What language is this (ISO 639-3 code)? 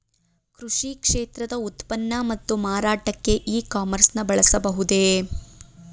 kan